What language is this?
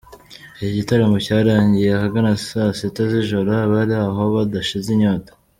Kinyarwanda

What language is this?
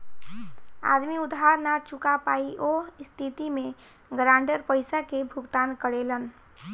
Bhojpuri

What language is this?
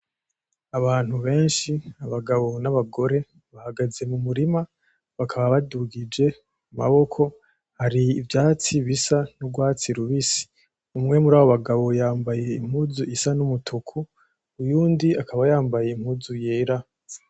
Rundi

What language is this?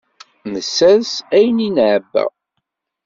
Kabyle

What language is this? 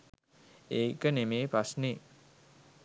Sinhala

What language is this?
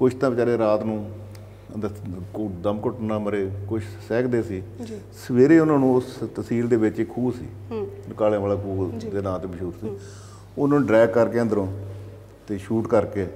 Punjabi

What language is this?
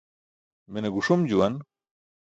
Burushaski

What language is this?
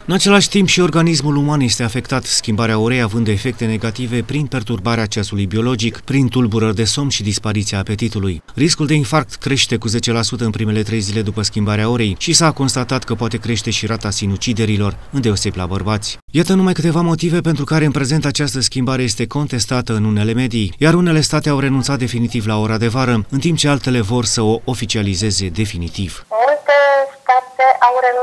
Romanian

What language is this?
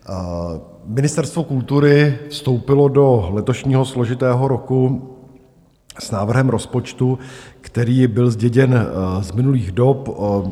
Czech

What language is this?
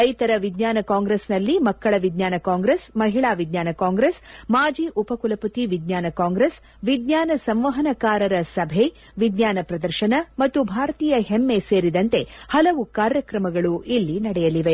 Kannada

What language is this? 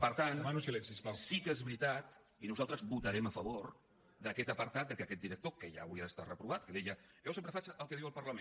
Catalan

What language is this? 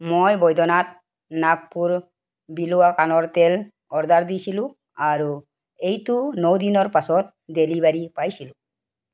Assamese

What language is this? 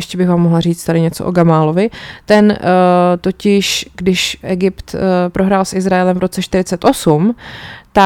Czech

